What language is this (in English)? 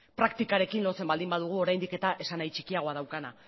Basque